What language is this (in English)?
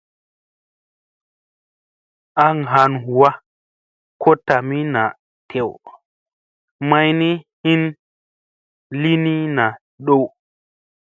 Musey